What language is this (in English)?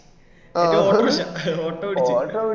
Malayalam